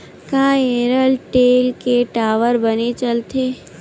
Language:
Chhattisgarhi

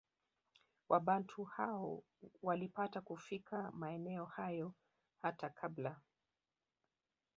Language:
Swahili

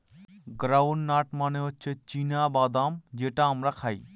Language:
Bangla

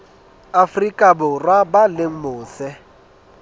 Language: Southern Sotho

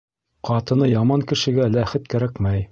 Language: Bashkir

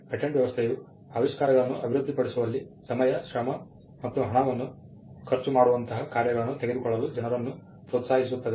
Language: Kannada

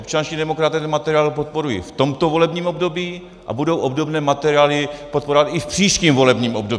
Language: Czech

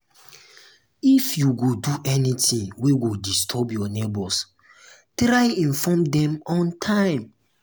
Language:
Nigerian Pidgin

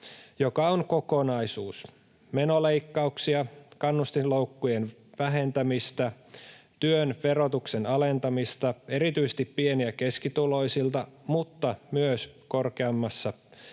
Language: Finnish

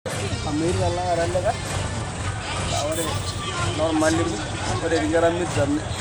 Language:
Masai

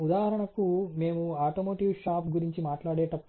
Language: Telugu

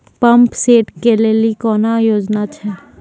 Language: Maithili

